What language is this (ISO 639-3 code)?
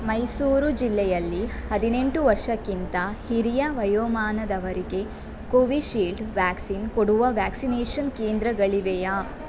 kan